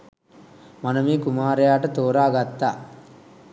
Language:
Sinhala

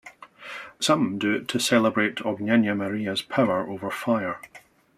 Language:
English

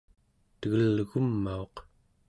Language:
Central Yupik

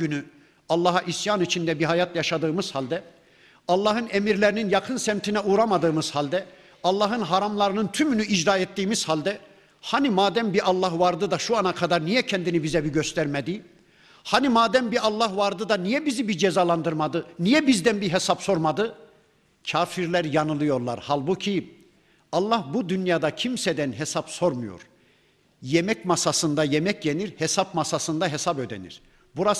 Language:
Turkish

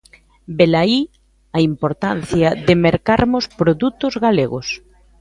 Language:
Galician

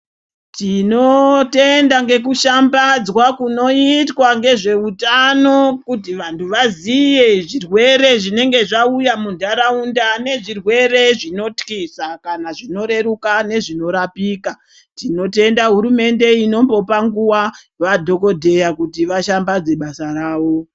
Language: Ndau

